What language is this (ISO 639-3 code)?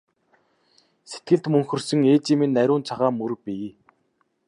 mon